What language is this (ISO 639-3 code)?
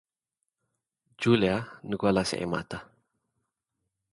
tir